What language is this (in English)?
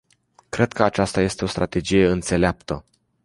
Romanian